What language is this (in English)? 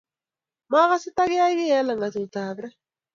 Kalenjin